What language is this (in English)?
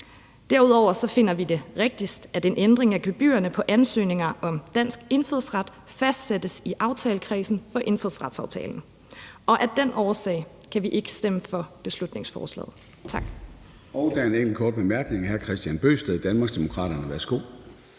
Danish